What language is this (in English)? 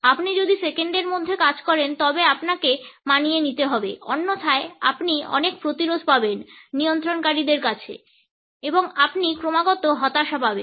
Bangla